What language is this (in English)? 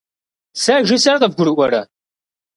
Kabardian